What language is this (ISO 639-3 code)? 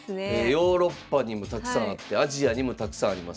jpn